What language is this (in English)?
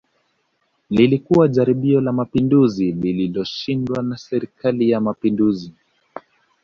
Swahili